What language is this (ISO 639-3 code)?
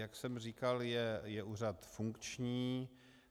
ces